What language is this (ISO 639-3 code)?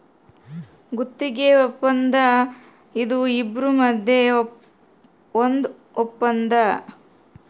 kan